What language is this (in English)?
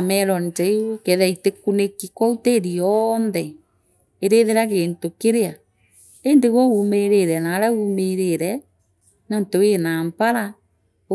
Meru